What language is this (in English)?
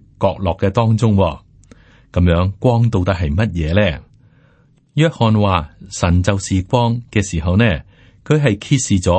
Chinese